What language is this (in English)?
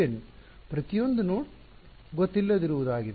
Kannada